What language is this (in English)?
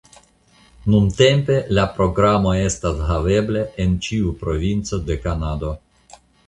Esperanto